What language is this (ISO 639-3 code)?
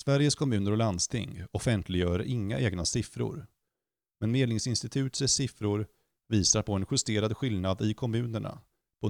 swe